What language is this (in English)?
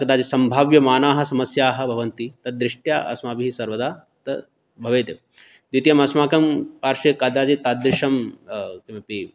Sanskrit